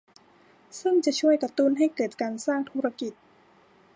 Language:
Thai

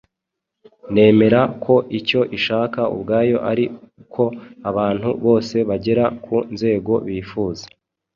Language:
Kinyarwanda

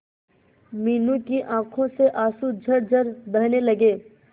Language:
Hindi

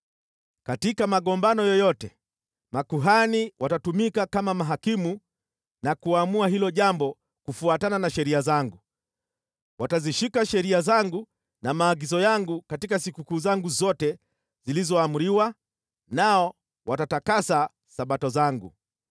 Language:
Swahili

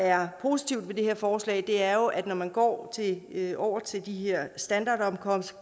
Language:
Danish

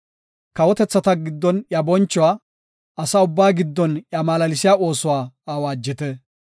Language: Gofa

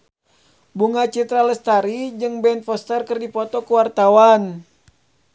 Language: Sundanese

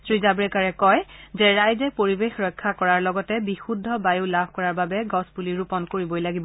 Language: Assamese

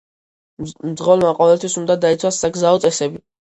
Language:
Georgian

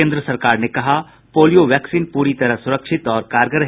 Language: Hindi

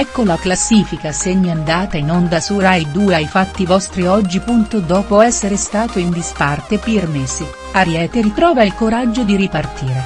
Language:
Italian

